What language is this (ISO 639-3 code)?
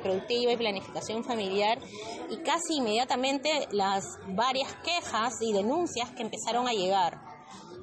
spa